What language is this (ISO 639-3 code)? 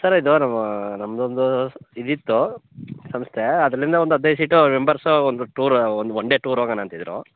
kan